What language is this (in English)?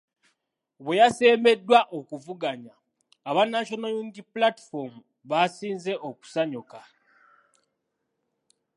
Ganda